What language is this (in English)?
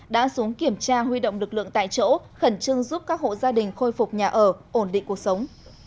Vietnamese